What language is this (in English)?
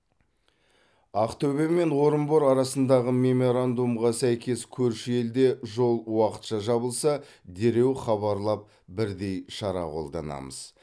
Kazakh